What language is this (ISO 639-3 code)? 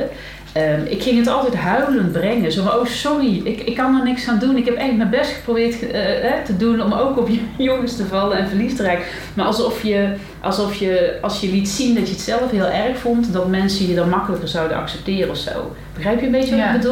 nld